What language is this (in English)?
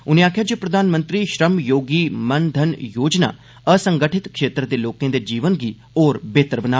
Dogri